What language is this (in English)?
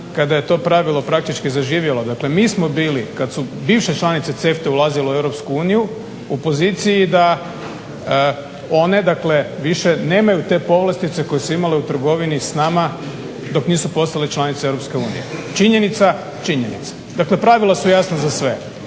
Croatian